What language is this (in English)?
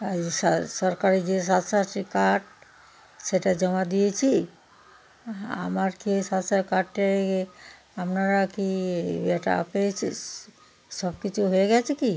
Bangla